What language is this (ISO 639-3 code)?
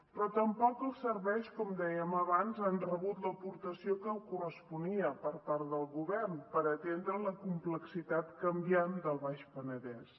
cat